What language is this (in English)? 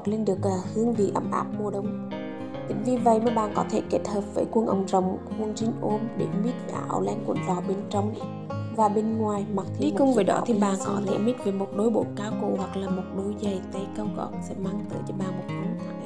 Vietnamese